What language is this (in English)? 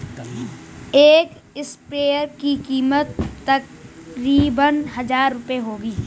Hindi